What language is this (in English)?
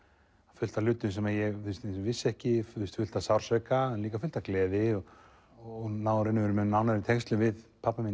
Icelandic